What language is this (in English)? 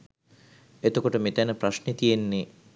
Sinhala